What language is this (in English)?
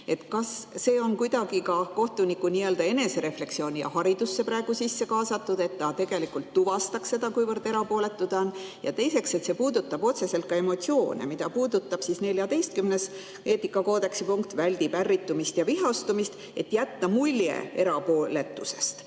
Estonian